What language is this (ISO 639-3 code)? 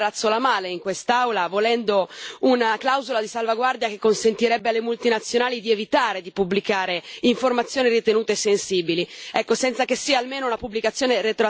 ita